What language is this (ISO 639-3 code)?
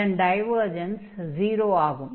tam